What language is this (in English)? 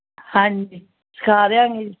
Punjabi